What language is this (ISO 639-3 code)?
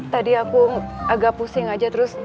ind